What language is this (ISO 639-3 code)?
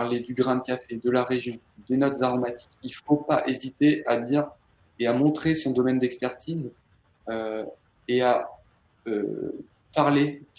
fra